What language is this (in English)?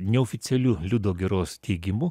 Lithuanian